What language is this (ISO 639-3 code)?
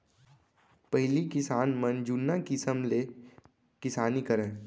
hne